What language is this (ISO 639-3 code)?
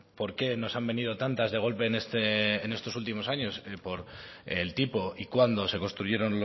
spa